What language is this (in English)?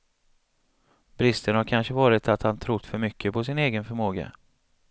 Swedish